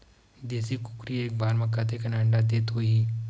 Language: Chhattisgarhi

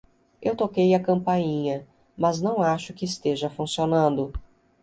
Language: Portuguese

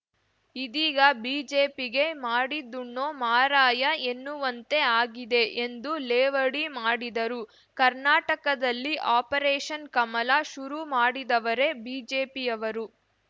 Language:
Kannada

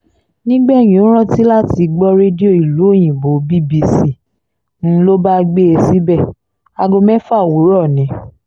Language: Yoruba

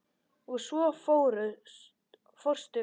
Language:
Icelandic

